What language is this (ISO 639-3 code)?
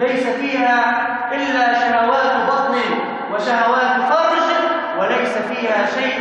ara